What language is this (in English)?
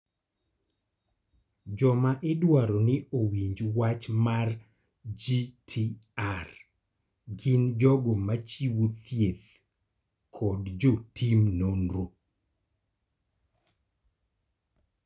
Luo (Kenya and Tanzania)